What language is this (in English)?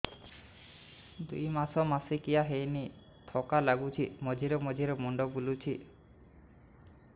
Odia